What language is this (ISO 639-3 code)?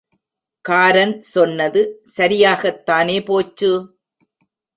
tam